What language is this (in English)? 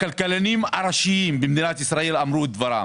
Hebrew